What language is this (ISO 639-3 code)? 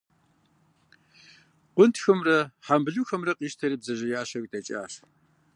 kbd